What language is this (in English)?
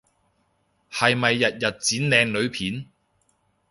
Cantonese